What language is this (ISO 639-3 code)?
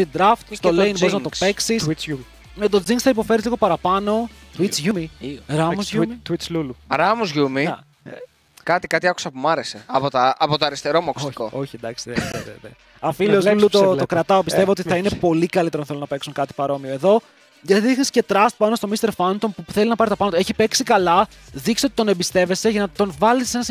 ell